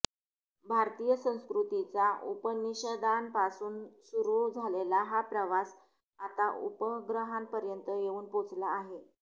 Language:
Marathi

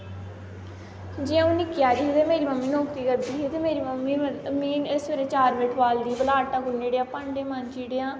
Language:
Dogri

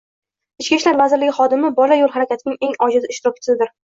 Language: Uzbek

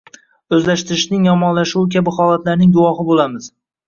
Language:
Uzbek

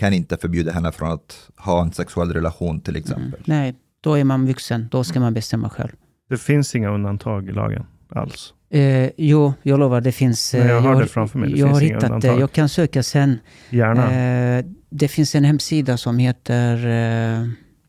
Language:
Swedish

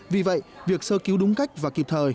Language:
Vietnamese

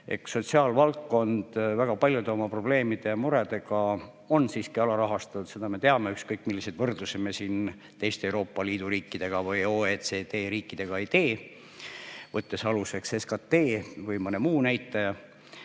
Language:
Estonian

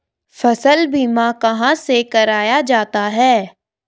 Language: Hindi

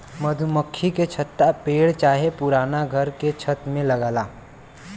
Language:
Bhojpuri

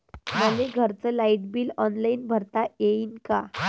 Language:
Marathi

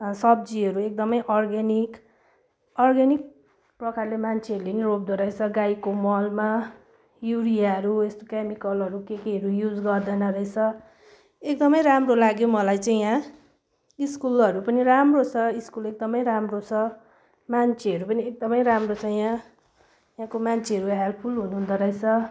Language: Nepali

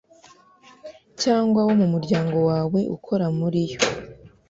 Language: Kinyarwanda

